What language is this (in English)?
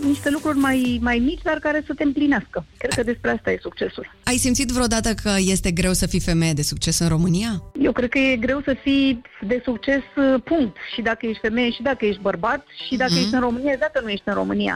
Romanian